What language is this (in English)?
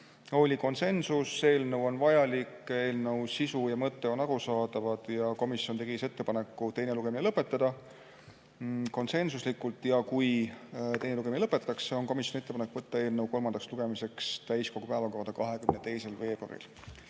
Estonian